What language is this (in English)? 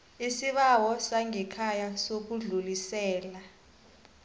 South Ndebele